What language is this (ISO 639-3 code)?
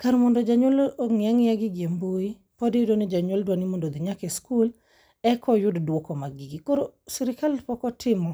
luo